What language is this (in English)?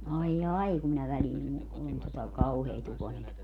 Finnish